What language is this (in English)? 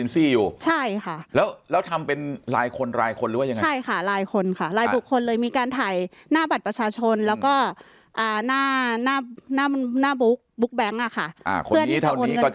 Thai